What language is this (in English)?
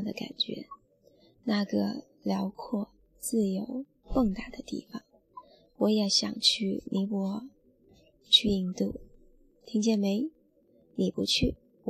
Chinese